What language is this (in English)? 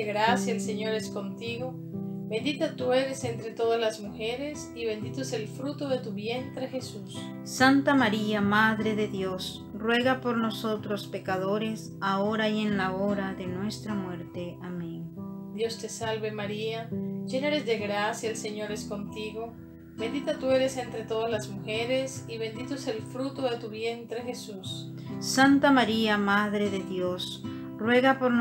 Spanish